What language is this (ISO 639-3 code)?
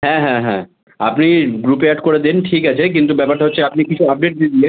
ben